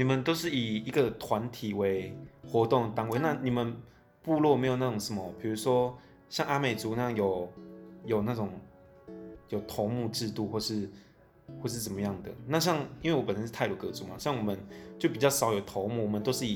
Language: Chinese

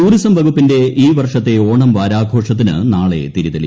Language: Malayalam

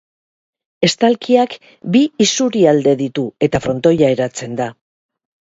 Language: Basque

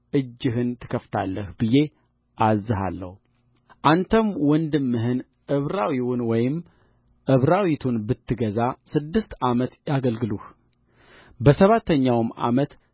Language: Amharic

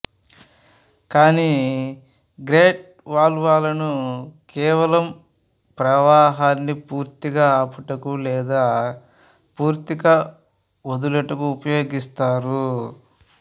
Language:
Telugu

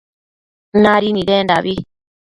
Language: Matsés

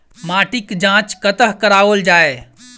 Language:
Maithili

